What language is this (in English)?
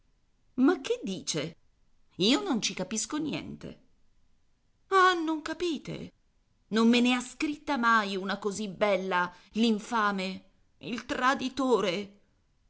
Italian